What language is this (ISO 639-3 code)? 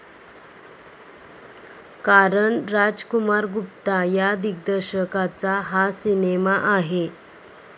mar